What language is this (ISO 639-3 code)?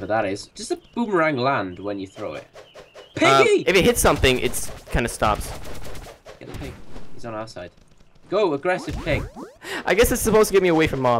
eng